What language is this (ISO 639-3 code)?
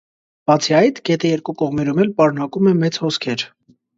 hye